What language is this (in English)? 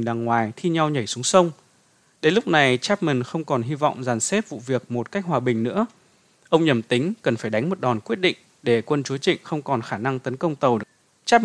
Vietnamese